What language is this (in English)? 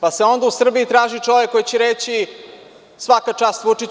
Serbian